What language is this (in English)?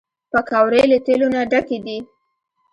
Pashto